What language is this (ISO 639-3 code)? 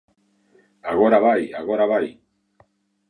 glg